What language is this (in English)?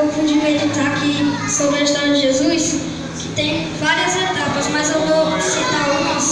Portuguese